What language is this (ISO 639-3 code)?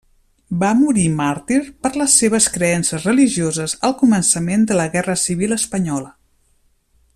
cat